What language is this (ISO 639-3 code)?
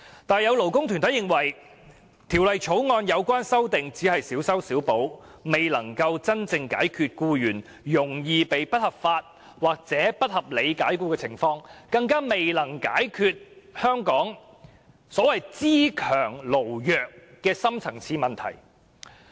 yue